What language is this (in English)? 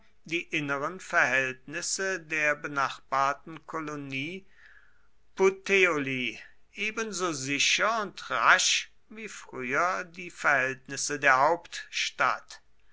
German